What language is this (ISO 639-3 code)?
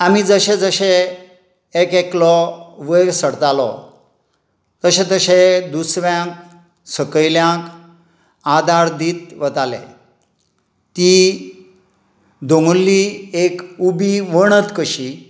kok